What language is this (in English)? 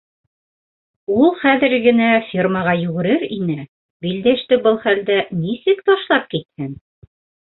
Bashkir